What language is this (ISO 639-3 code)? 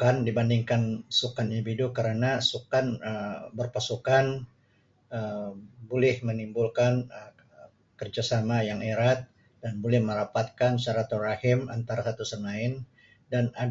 msi